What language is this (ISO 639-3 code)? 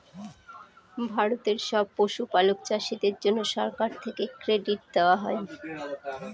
ben